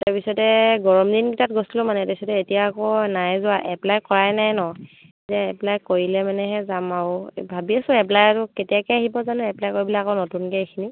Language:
Assamese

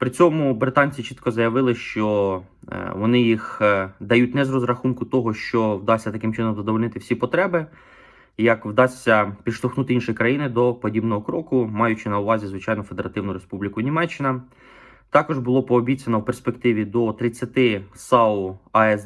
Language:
Ukrainian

